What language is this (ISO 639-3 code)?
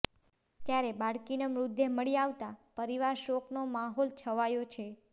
guj